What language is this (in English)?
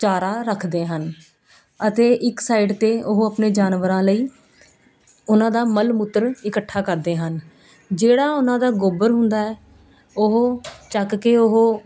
Punjabi